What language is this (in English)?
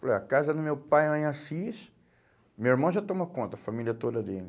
Portuguese